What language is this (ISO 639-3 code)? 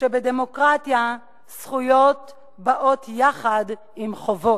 heb